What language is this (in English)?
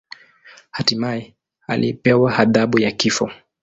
Swahili